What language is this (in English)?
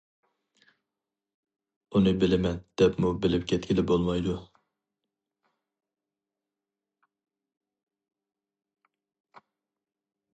Uyghur